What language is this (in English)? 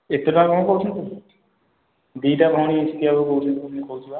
Odia